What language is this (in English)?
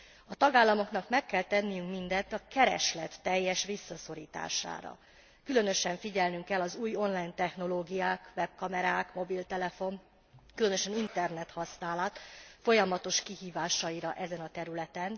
Hungarian